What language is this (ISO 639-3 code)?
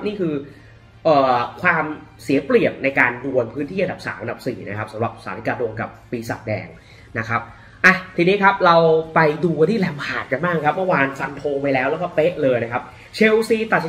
tha